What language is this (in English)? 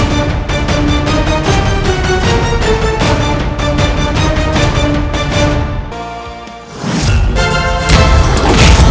Indonesian